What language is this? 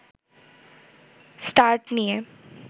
Bangla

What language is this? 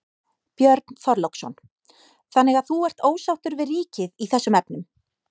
Icelandic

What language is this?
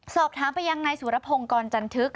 Thai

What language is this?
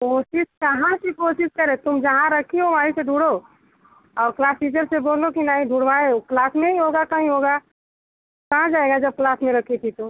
Hindi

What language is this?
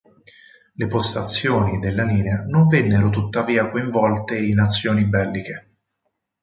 Italian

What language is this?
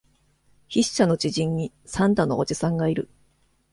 Japanese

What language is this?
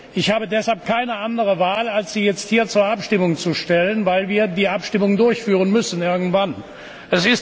German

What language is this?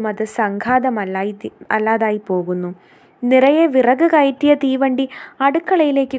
Malayalam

